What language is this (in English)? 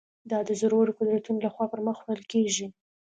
Pashto